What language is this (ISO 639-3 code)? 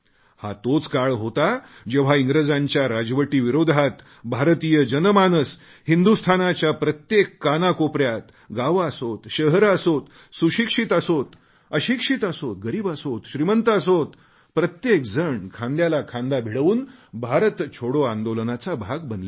mar